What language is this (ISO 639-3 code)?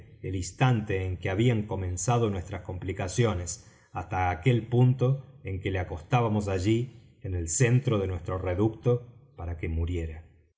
spa